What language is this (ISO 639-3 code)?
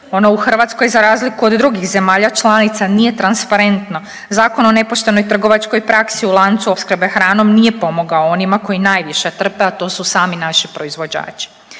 hrv